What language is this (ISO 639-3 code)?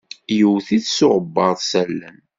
kab